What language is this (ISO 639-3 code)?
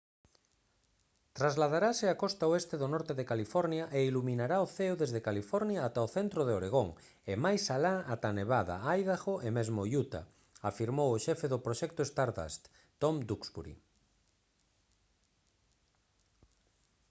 glg